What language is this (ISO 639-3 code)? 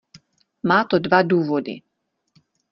ces